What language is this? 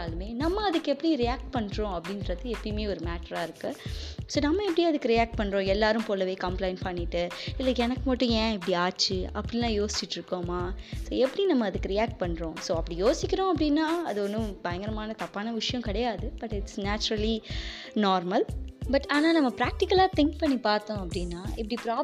Tamil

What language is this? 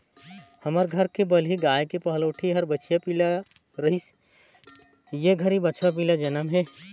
Chhattisgarhi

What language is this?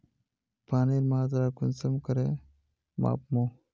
Magahi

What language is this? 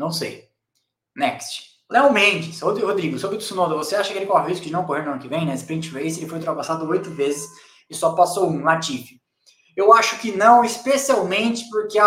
Portuguese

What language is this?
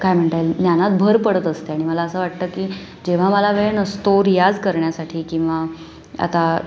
Marathi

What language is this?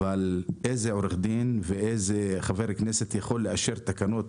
Hebrew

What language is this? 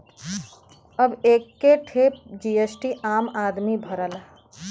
Bhojpuri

